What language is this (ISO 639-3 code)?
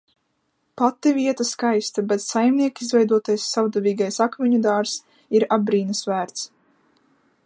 lav